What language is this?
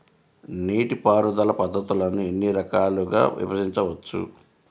Telugu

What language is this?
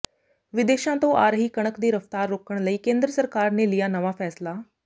Punjabi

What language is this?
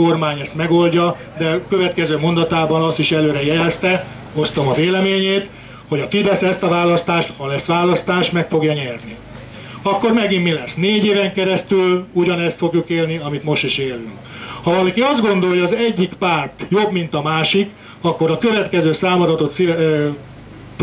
Hungarian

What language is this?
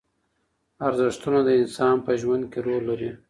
Pashto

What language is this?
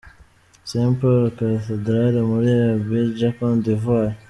Kinyarwanda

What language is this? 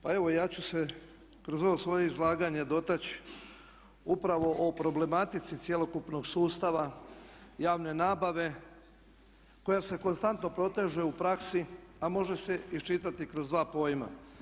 Croatian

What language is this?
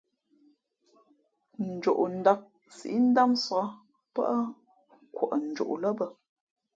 Fe'fe'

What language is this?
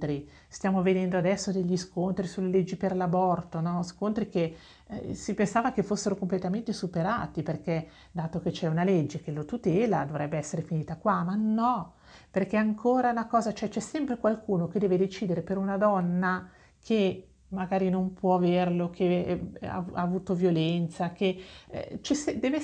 Italian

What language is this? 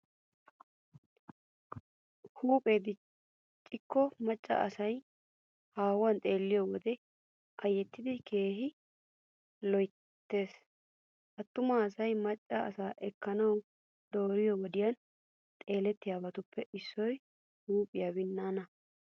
Wolaytta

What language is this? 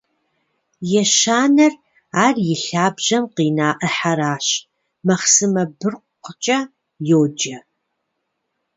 Kabardian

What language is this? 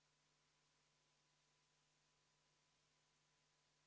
Estonian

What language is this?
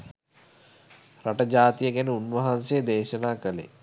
Sinhala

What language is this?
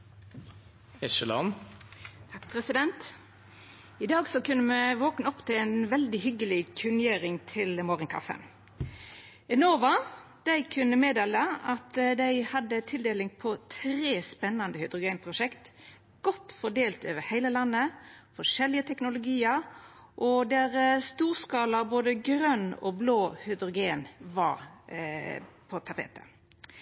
Norwegian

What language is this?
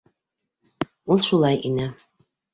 Bashkir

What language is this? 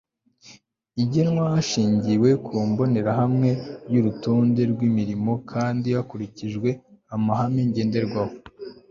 Kinyarwanda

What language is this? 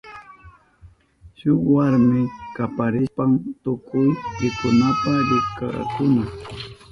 Southern Pastaza Quechua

